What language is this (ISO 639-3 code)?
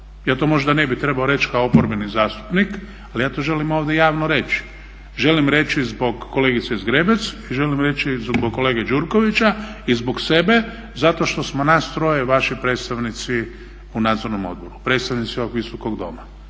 hrv